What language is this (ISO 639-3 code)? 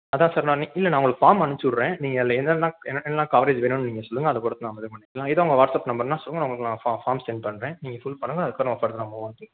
tam